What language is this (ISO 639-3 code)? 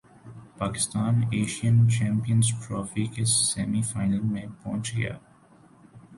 urd